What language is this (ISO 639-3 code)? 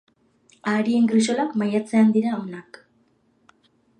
eus